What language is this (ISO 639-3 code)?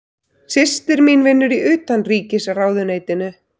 isl